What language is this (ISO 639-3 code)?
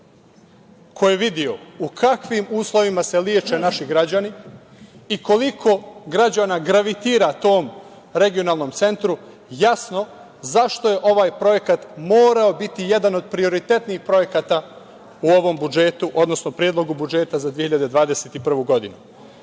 srp